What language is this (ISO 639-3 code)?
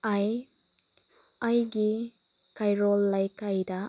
mni